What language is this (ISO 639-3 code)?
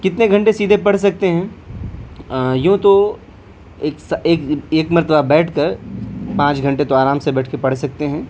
urd